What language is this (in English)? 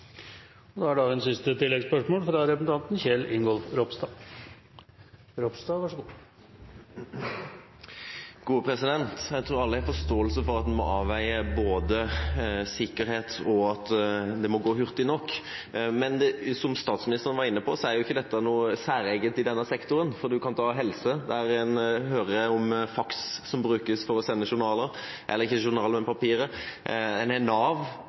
Norwegian